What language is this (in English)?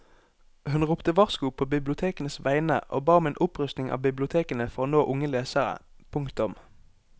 Norwegian